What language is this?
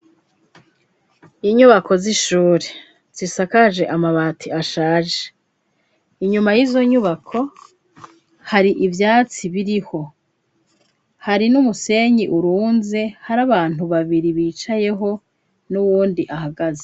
Rundi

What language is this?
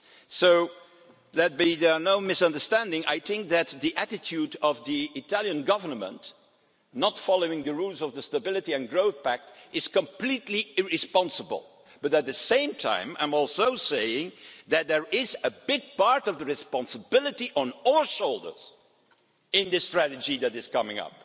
English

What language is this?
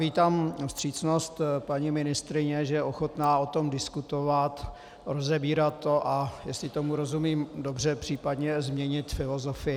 Czech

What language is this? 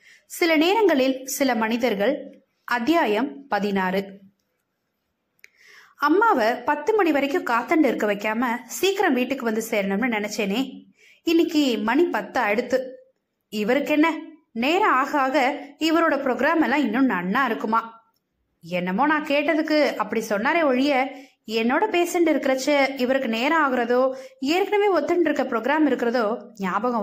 Tamil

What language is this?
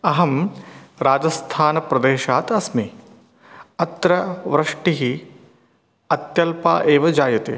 Sanskrit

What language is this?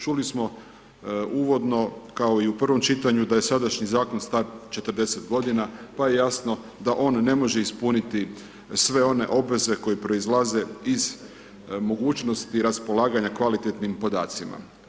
Croatian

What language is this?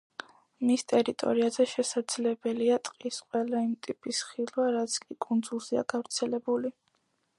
Georgian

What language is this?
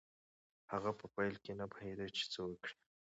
Pashto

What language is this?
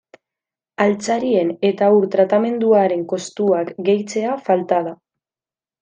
Basque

